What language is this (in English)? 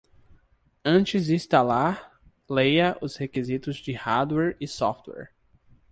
Portuguese